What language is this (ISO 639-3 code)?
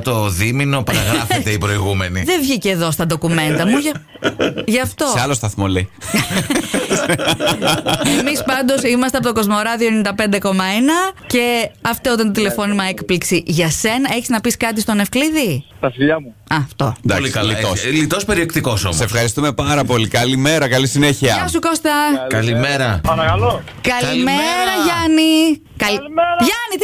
ell